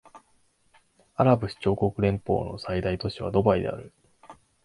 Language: Japanese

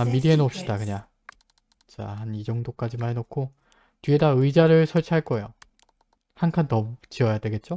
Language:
Korean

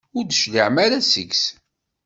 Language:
Kabyle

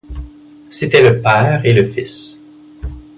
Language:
French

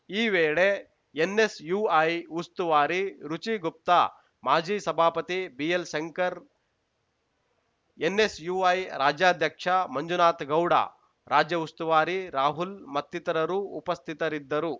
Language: Kannada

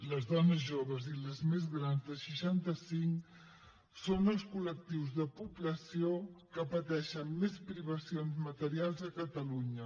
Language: Catalan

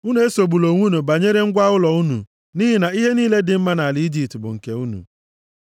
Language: Igbo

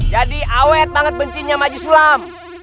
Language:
Indonesian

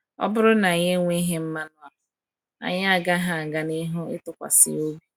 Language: Igbo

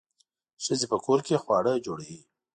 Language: Pashto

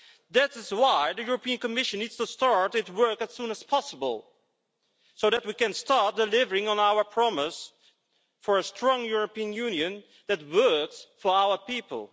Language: English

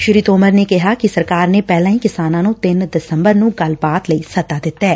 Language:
Punjabi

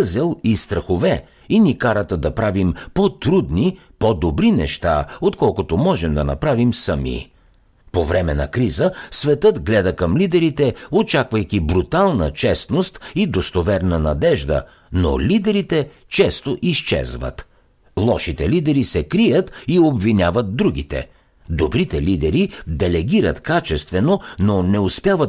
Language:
Bulgarian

